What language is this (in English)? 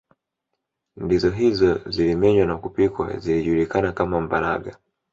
Swahili